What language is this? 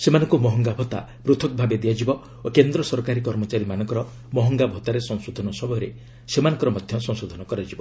Odia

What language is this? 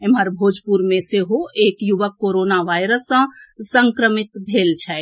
Maithili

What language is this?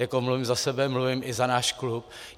Czech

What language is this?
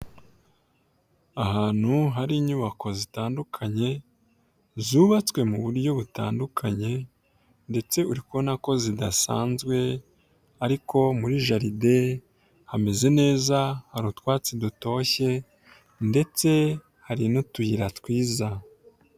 Kinyarwanda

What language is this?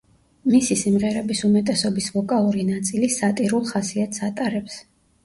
Georgian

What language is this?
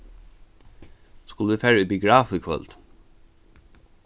Faroese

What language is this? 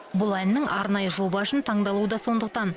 Kazakh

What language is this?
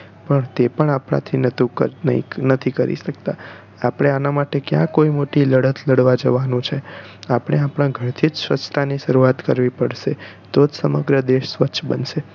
Gujarati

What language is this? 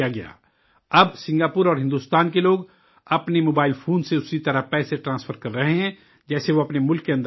Urdu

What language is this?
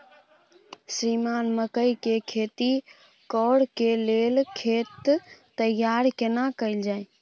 Maithili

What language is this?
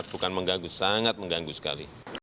Indonesian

